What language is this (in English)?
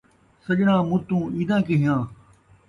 Saraiki